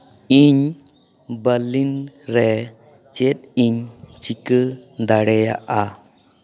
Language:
Santali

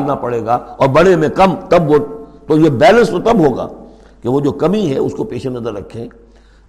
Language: Urdu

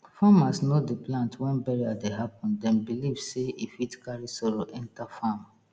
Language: Nigerian Pidgin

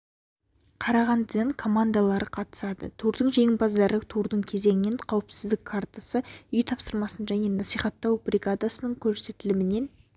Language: Kazakh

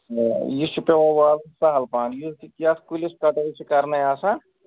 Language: Kashmiri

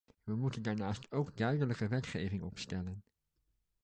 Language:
Dutch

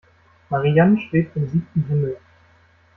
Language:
German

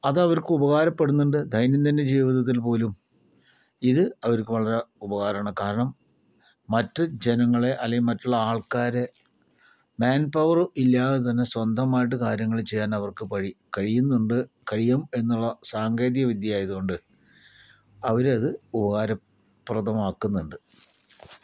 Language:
Malayalam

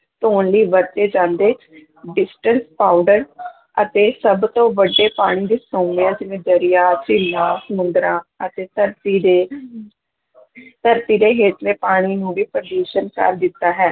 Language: Punjabi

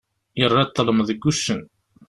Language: Kabyle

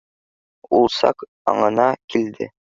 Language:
Bashkir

